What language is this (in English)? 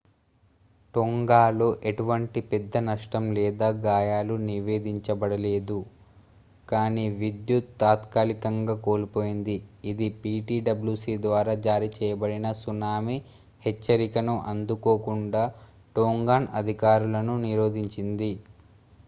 Telugu